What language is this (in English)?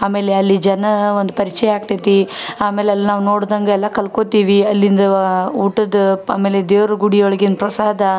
Kannada